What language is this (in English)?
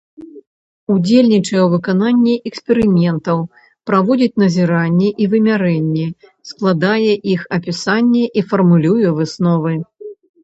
Belarusian